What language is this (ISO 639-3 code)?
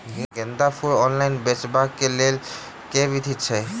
mai